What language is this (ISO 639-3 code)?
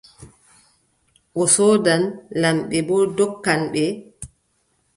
fub